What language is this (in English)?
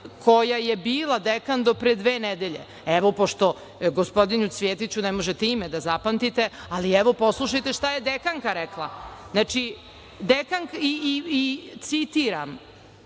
Serbian